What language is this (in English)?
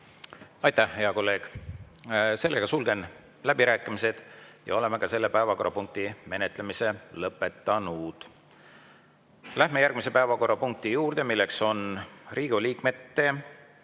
Estonian